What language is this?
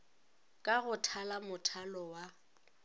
Northern Sotho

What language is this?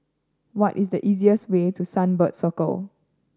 English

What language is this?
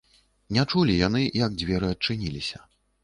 Belarusian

